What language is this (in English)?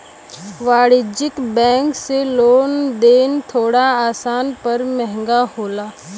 Bhojpuri